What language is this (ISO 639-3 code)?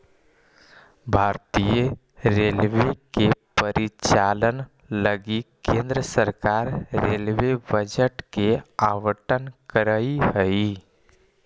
mag